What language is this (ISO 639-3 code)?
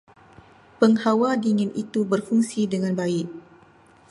msa